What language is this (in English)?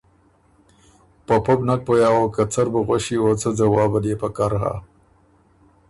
Ormuri